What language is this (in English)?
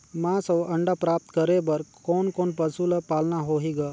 Chhattisgarhi